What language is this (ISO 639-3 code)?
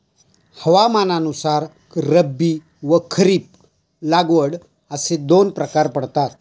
mar